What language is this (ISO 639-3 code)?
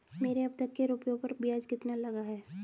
hin